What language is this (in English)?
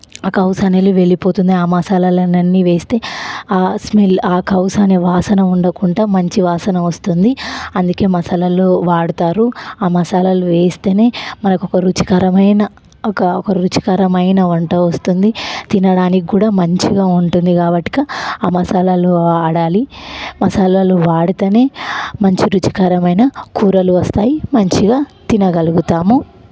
Telugu